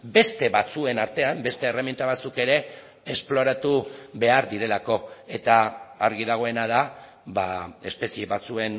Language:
Basque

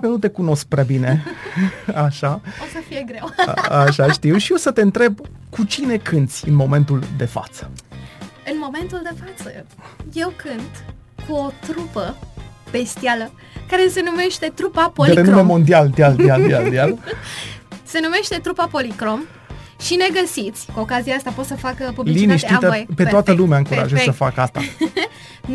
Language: Romanian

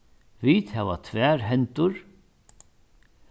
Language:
Faroese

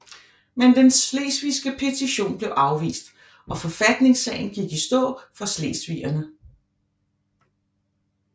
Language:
Danish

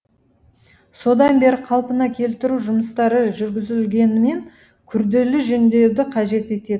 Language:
Kazakh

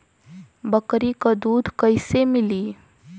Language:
Bhojpuri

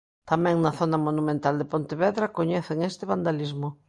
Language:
Galician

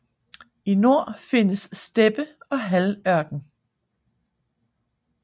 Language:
Danish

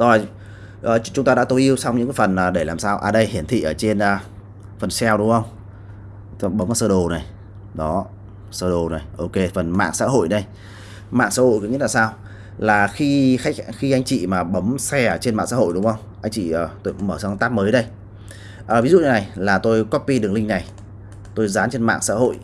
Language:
Vietnamese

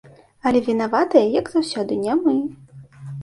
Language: Belarusian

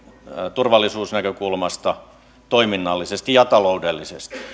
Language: Finnish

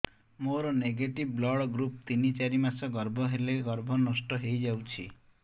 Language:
Odia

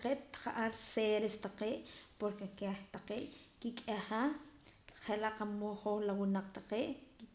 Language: Poqomam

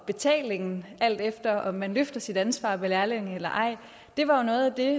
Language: Danish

